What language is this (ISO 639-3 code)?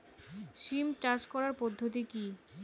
ben